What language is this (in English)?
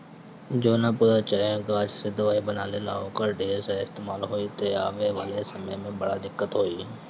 Bhojpuri